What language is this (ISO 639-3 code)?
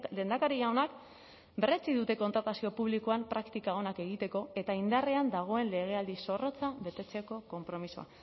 eus